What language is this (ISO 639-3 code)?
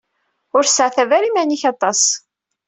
kab